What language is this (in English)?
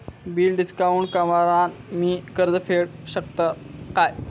Marathi